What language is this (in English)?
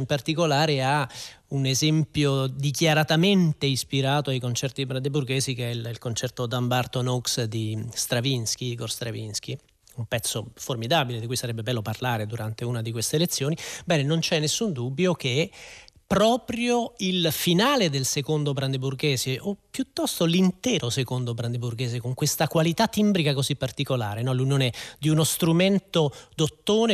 Italian